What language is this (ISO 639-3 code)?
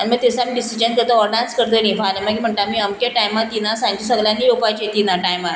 kok